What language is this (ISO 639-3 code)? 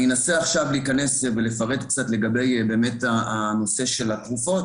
heb